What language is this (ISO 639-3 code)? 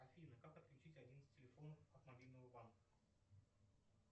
rus